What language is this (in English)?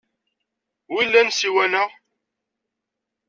Kabyle